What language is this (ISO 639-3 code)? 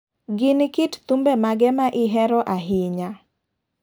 luo